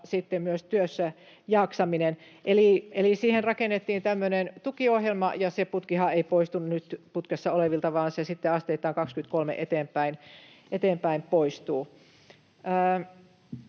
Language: Finnish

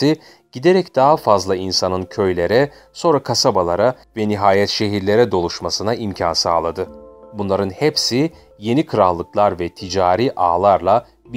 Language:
Turkish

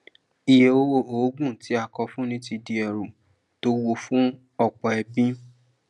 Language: Yoruba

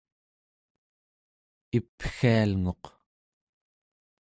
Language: Central Yupik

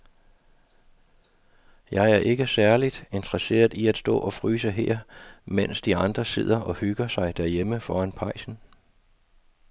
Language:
Danish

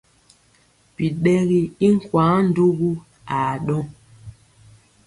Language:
Mpiemo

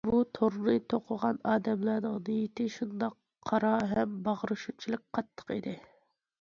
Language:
Uyghur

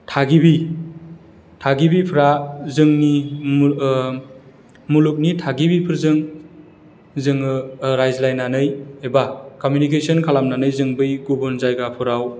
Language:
Bodo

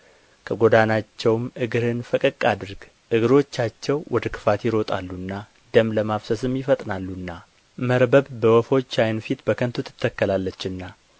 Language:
Amharic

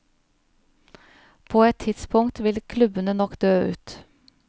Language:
Norwegian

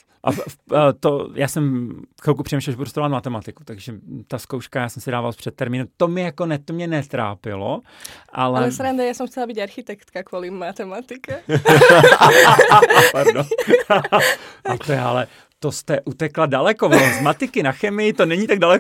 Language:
Czech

